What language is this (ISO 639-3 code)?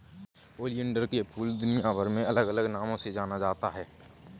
hin